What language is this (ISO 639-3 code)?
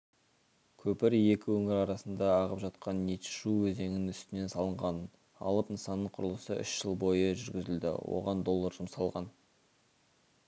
kaz